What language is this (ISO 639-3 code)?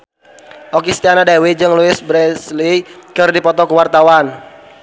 sun